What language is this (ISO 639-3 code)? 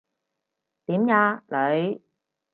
yue